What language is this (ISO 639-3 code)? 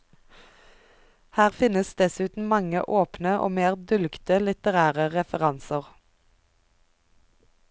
nor